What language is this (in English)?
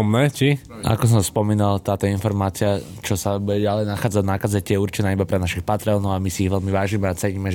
Slovak